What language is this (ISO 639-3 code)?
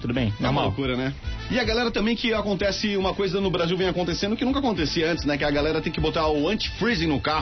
por